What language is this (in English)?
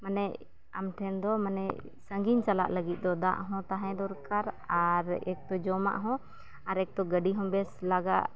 Santali